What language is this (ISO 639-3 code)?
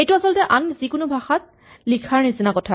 asm